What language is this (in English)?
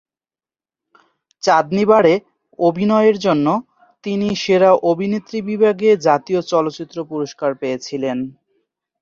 Bangla